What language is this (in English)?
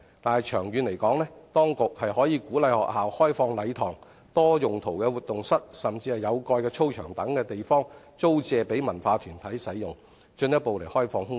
Cantonese